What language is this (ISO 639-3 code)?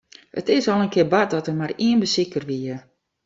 fry